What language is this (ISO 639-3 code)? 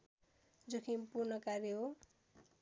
nep